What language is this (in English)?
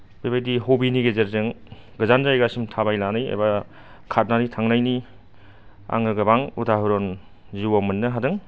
Bodo